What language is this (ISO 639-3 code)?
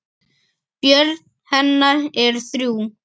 isl